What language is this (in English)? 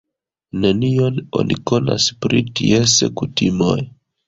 Esperanto